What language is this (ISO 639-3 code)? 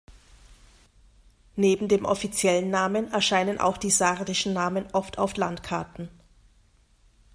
deu